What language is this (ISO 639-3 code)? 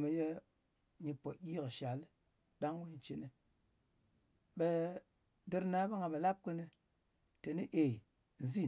anc